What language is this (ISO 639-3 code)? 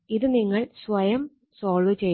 mal